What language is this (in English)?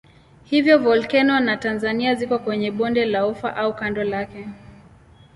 Swahili